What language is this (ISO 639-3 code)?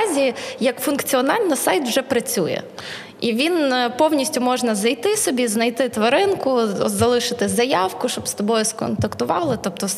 ukr